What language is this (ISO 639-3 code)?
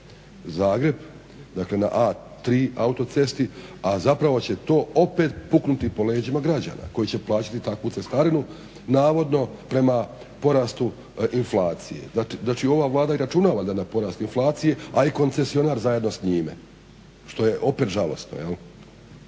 hrv